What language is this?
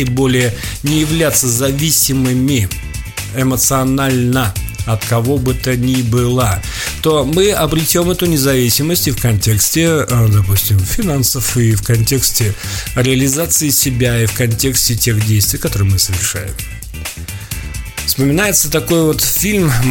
Russian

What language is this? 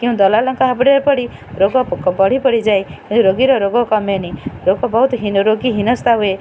Odia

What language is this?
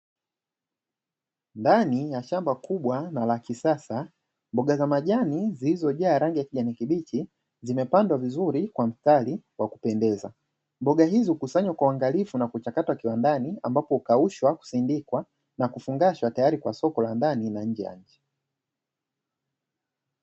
Swahili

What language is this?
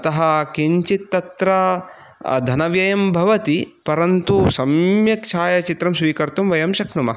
Sanskrit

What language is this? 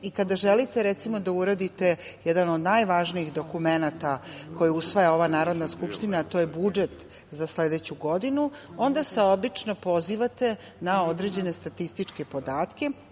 Serbian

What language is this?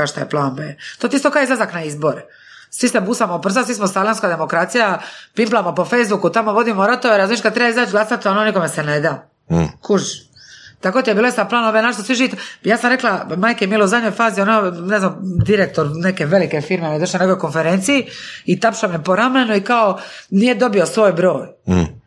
Croatian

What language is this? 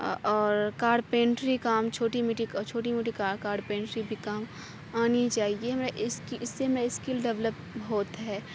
Urdu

